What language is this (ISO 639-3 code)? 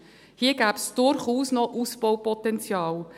gsw